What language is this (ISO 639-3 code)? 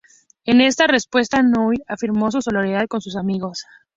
spa